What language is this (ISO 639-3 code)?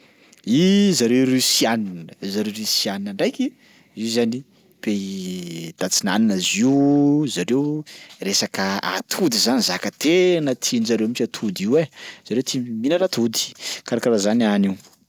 skg